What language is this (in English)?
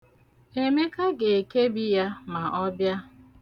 Igbo